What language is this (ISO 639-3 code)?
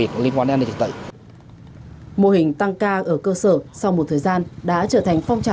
vie